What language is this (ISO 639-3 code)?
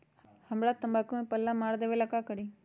mag